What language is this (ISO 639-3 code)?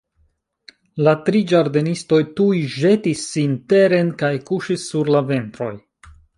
epo